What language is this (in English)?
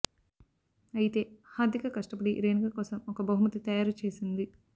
Telugu